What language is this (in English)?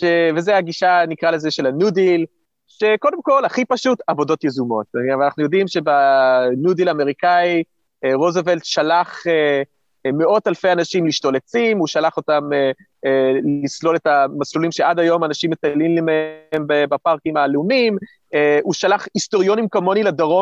Hebrew